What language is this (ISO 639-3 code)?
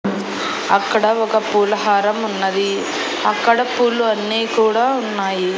tel